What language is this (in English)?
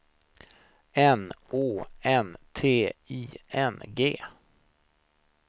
Swedish